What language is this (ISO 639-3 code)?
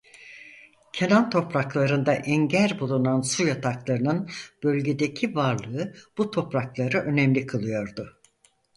tur